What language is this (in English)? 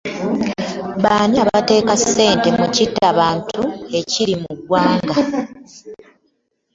Ganda